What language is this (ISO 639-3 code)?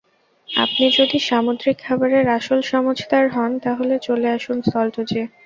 ben